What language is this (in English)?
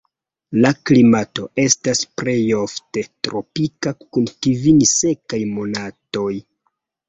Esperanto